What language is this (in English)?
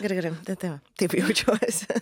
Lithuanian